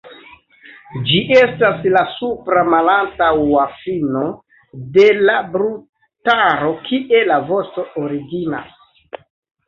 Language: Esperanto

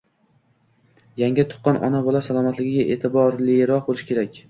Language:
Uzbek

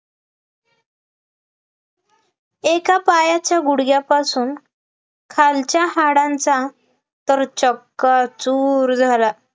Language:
Marathi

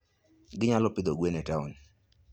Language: Luo (Kenya and Tanzania)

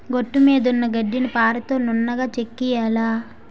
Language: Telugu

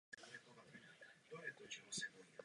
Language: Czech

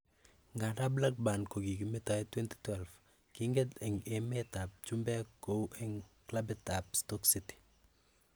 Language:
Kalenjin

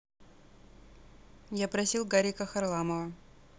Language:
Russian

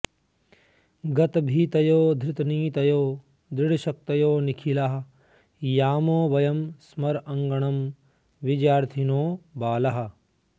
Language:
Sanskrit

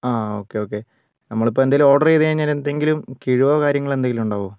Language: Malayalam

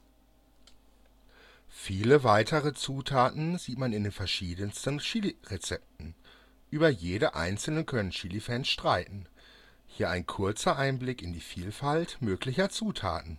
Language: German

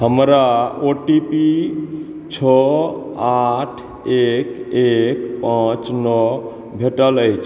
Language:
Maithili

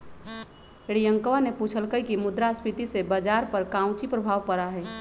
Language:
Magahi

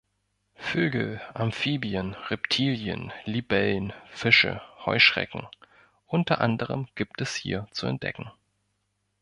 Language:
German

